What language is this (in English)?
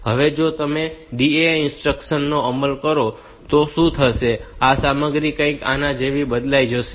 Gujarati